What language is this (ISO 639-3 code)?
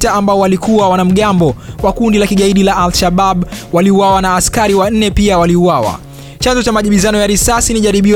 swa